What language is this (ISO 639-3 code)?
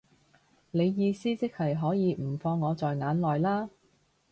yue